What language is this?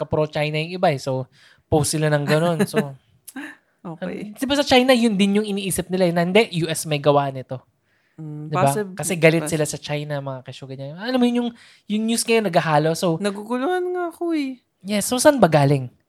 Filipino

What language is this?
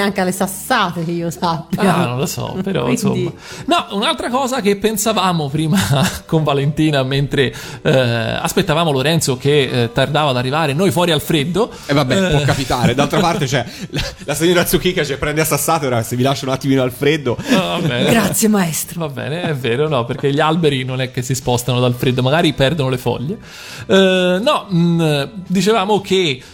Italian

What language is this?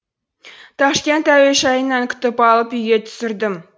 Kazakh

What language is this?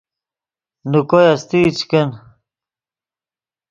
Yidgha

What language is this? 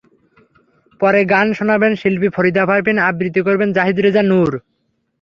Bangla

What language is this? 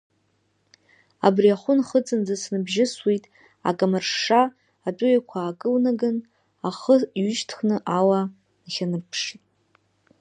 Abkhazian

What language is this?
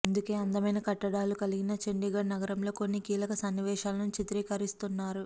Telugu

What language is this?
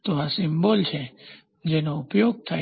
Gujarati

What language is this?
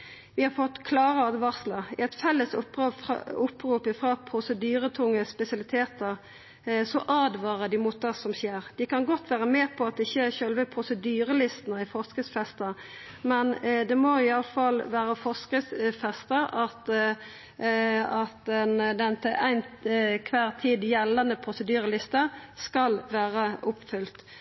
Norwegian Nynorsk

